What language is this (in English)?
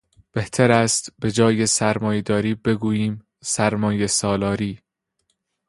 Persian